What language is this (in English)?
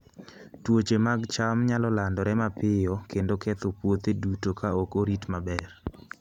Luo (Kenya and Tanzania)